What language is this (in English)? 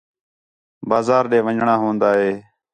Khetrani